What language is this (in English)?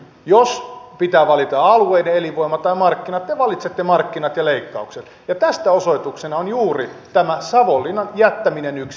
Finnish